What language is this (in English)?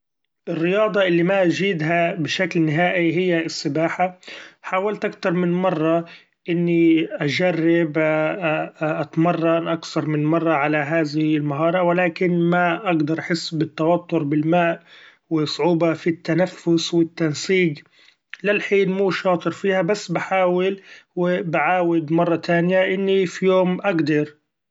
Gulf Arabic